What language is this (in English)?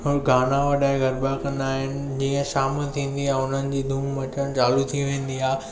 Sindhi